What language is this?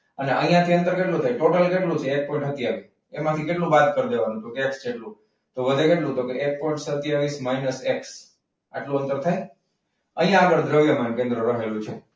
Gujarati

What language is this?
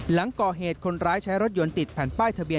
Thai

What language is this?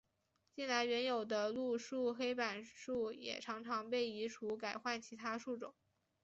Chinese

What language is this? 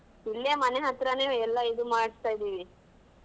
Kannada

